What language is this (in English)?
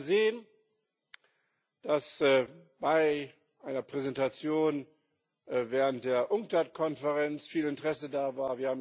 German